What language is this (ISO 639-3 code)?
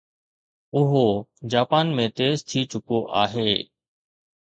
snd